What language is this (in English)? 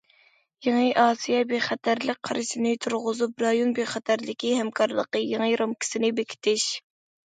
Uyghur